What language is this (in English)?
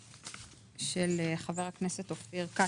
Hebrew